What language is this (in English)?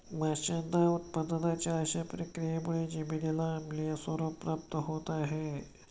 Marathi